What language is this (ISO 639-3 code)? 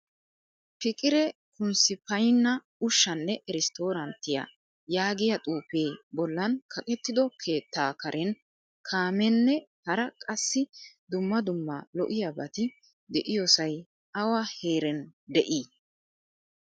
wal